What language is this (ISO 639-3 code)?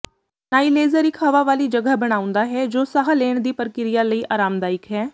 pan